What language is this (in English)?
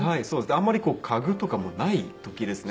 Japanese